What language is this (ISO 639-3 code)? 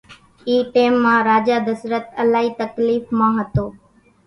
gjk